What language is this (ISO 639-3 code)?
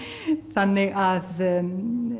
isl